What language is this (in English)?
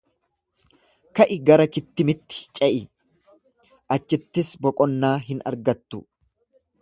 Oromo